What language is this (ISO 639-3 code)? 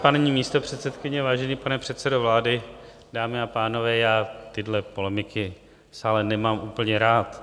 ces